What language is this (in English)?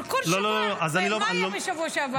Hebrew